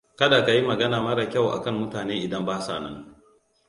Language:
Hausa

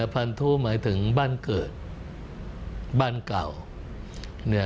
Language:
Thai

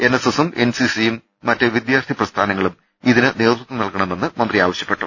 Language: Malayalam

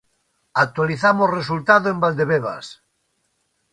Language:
Galician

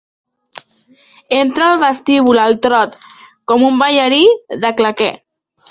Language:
Catalan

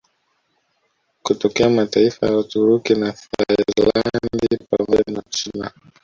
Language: Swahili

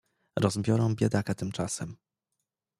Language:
Polish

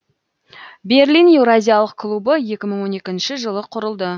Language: Kazakh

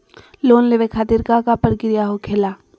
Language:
Magahi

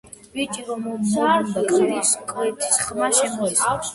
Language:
Georgian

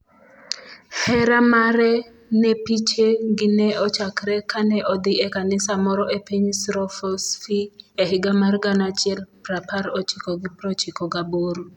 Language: Luo (Kenya and Tanzania)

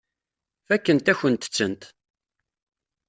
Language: Kabyle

